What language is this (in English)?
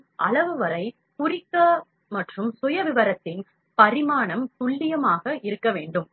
Tamil